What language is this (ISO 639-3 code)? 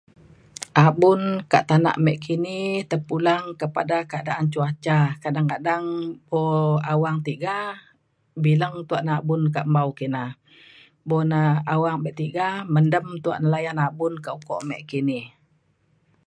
xkl